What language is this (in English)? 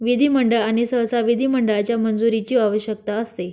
Marathi